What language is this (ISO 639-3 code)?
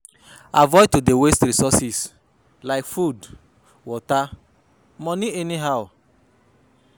pcm